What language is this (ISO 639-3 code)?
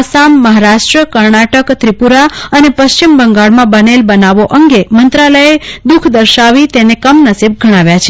guj